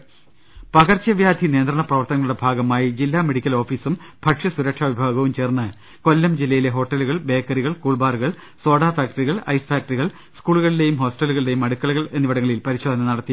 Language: Malayalam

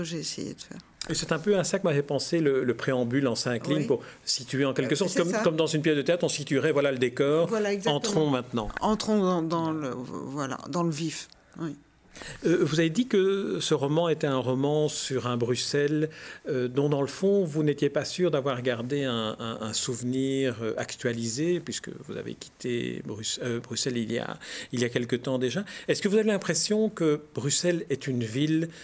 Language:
French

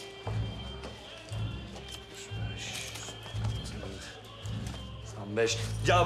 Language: Turkish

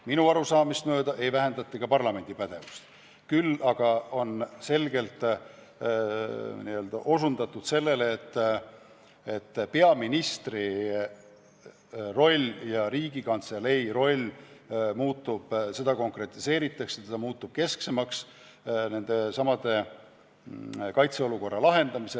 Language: Estonian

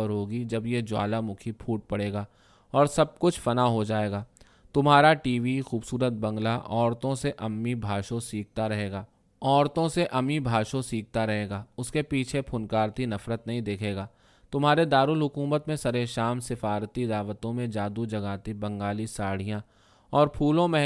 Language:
Urdu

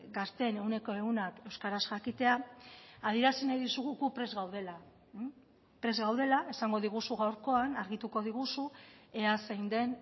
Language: Basque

